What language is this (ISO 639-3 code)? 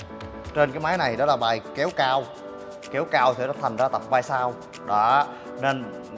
vie